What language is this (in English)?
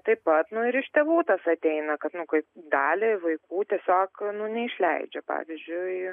Lithuanian